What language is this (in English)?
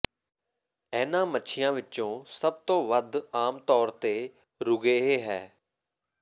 Punjabi